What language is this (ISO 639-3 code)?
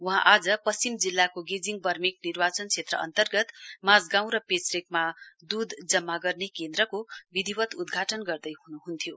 nep